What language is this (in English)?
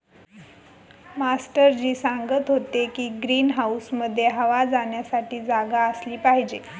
Marathi